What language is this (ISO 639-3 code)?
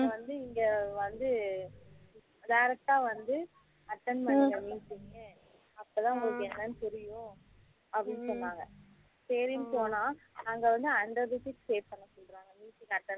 tam